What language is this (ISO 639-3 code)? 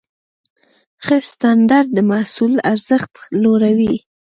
pus